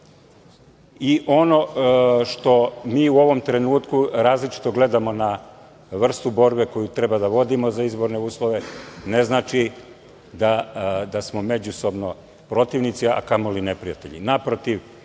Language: Serbian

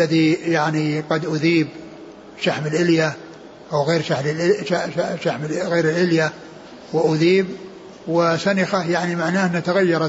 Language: Arabic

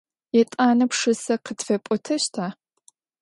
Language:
Adyghe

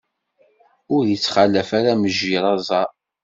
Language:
Kabyle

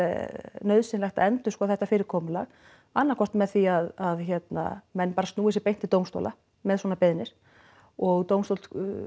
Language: Icelandic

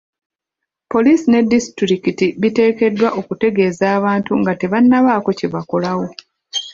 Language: Ganda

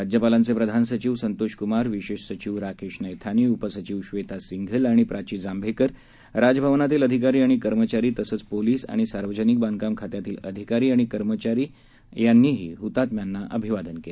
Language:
Marathi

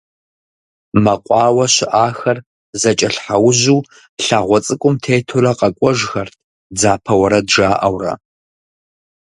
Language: Kabardian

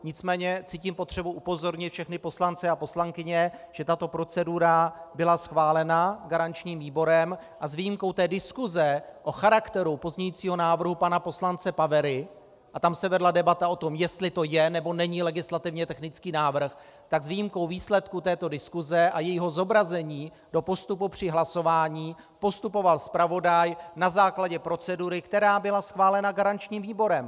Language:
Czech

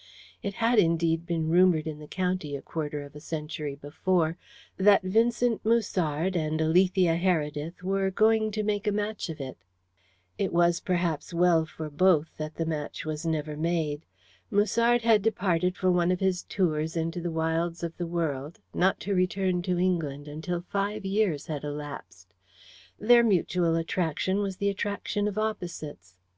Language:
English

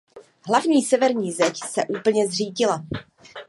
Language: Czech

